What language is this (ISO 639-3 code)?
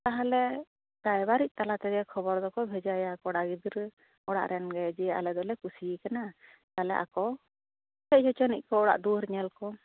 sat